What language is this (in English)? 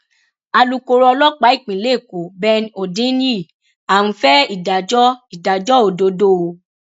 Yoruba